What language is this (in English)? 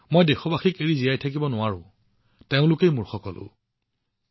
Assamese